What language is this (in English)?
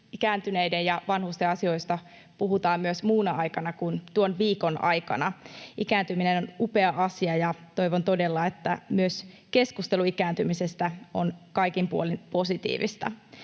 Finnish